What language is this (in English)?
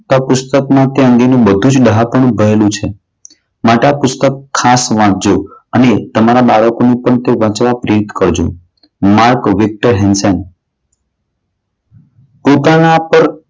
Gujarati